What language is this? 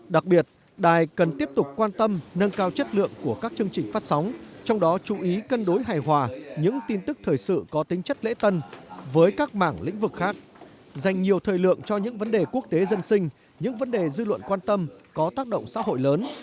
Vietnamese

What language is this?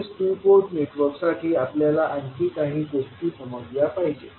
Marathi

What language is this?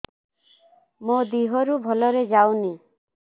Odia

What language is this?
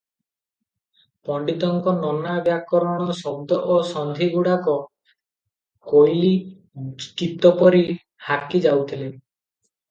Odia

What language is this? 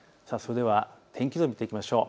Japanese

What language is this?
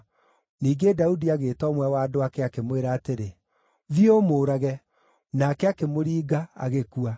Kikuyu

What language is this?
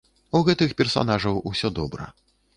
Belarusian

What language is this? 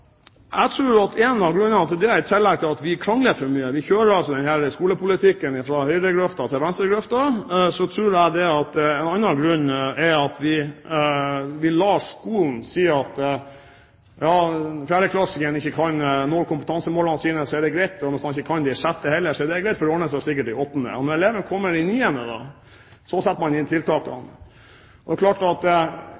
Norwegian Bokmål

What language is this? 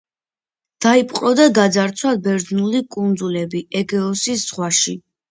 Georgian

